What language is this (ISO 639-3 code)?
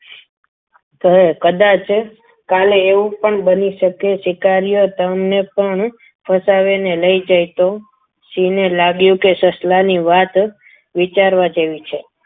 guj